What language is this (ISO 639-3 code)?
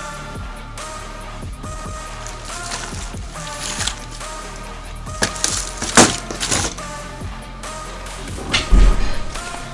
rus